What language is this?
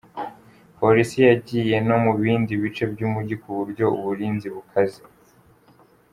Kinyarwanda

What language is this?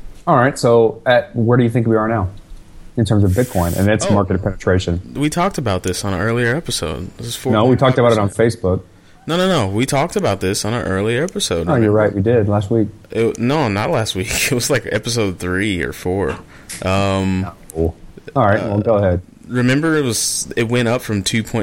English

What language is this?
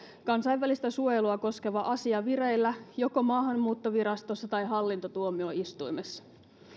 Finnish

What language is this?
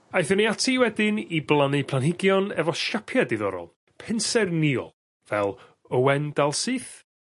Welsh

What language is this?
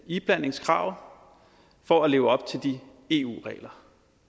Danish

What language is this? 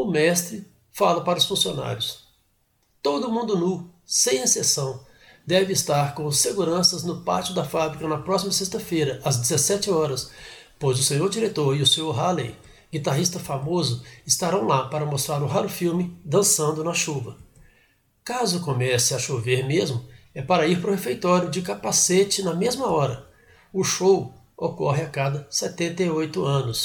Portuguese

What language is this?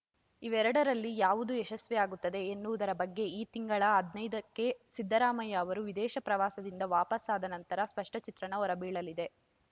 Kannada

